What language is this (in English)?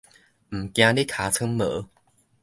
Min Nan Chinese